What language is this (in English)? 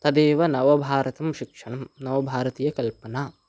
Sanskrit